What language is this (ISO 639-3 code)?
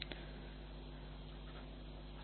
tam